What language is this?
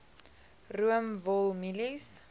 Afrikaans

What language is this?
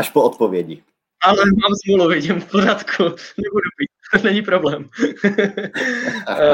Czech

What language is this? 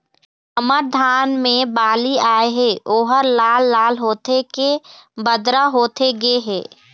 Chhattisgarhi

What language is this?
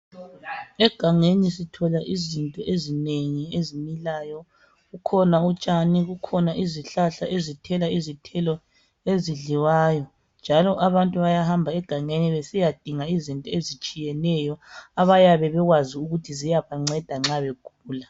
North Ndebele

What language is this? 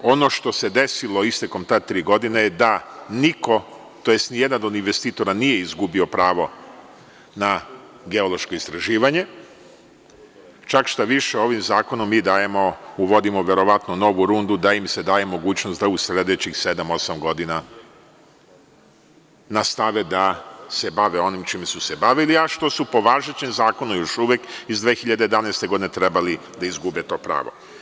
Serbian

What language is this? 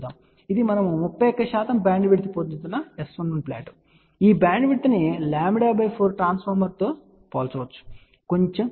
Telugu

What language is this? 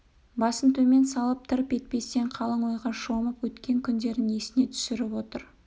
Kazakh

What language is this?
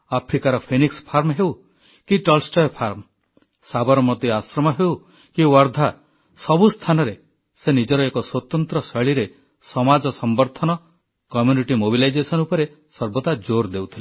Odia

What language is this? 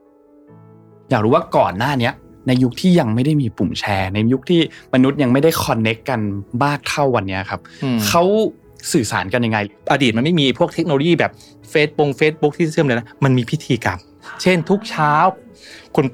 Thai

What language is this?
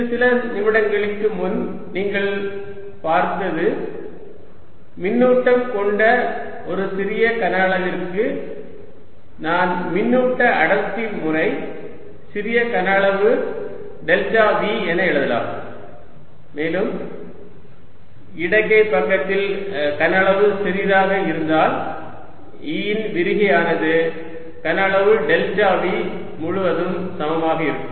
Tamil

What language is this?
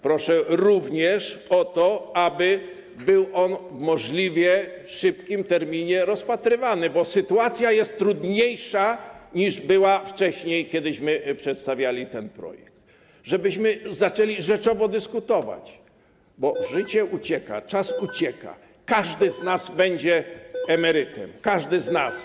Polish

